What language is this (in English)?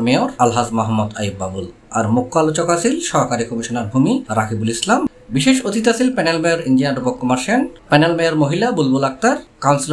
Italian